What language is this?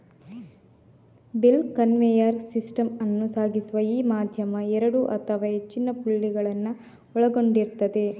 Kannada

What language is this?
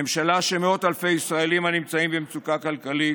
Hebrew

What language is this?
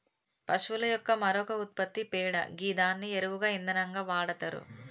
Telugu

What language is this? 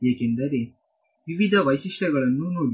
Kannada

